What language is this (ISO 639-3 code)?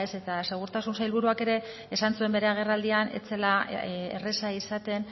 eus